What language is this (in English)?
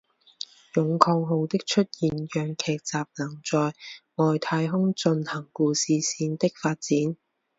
Chinese